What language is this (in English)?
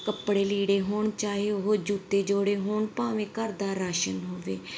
Punjabi